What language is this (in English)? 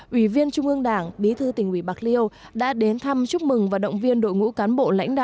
Vietnamese